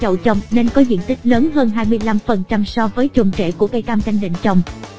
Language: Vietnamese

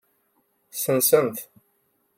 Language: Kabyle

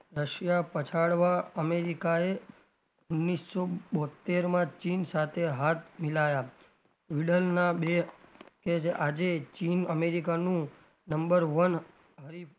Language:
Gujarati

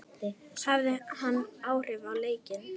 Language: Icelandic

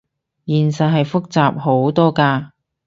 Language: Cantonese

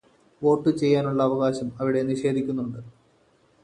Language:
Malayalam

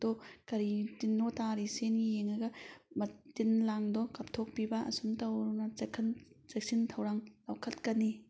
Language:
Manipuri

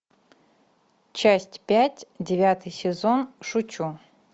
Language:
Russian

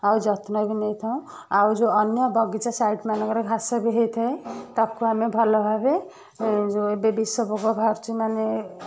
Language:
Odia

